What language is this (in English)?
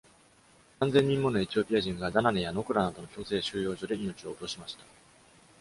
Japanese